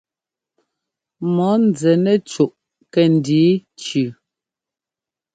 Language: Ngomba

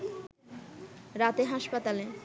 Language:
Bangla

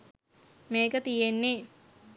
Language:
Sinhala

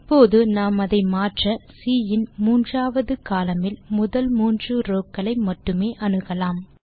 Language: Tamil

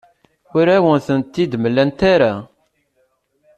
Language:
Kabyle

